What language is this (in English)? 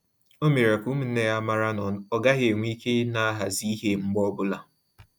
Igbo